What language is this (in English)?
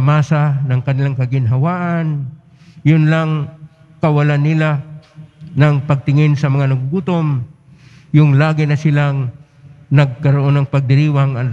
Filipino